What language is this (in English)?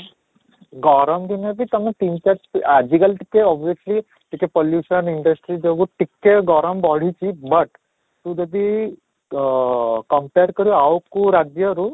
Odia